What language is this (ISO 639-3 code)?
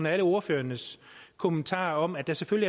dan